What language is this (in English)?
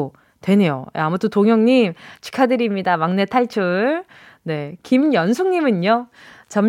Korean